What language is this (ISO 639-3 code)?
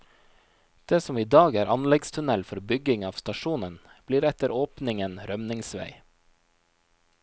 nor